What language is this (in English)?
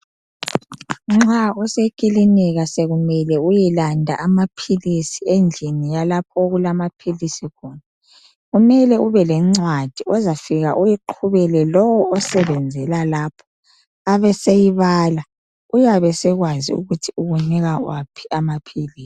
North Ndebele